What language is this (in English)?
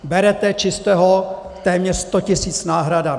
Czech